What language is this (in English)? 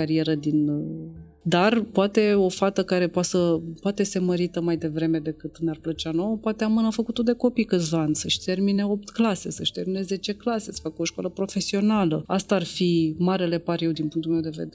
Romanian